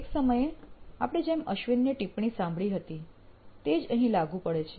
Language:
Gujarati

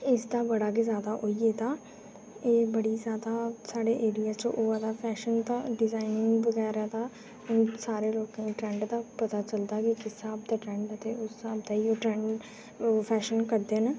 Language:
Dogri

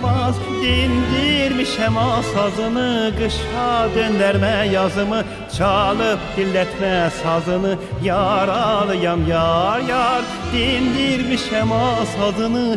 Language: Turkish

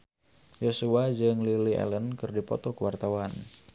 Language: Sundanese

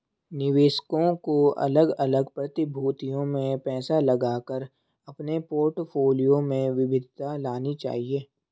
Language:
Hindi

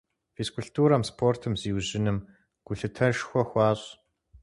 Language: Kabardian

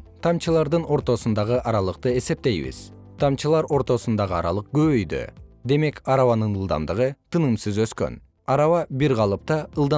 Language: Kyrgyz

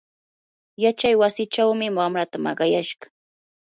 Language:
Yanahuanca Pasco Quechua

